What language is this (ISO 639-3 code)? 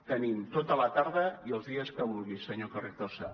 cat